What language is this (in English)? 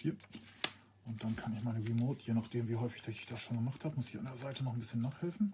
German